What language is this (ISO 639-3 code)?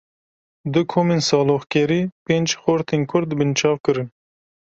kur